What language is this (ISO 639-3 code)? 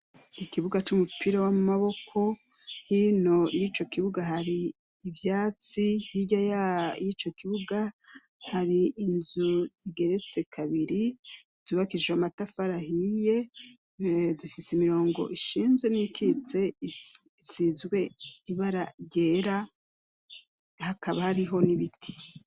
run